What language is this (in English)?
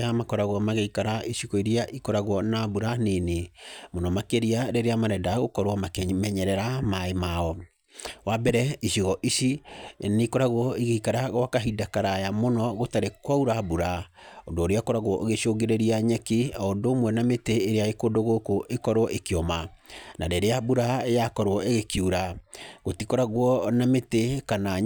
Kikuyu